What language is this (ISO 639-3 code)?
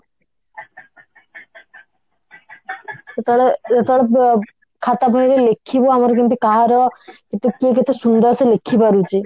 ori